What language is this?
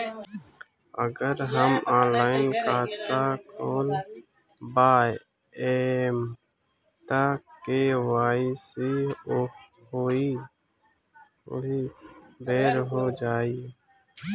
Bhojpuri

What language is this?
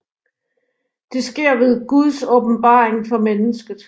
Danish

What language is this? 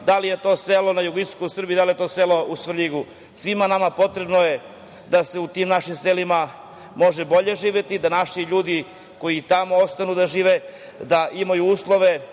Serbian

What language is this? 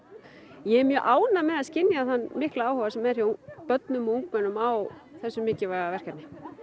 Icelandic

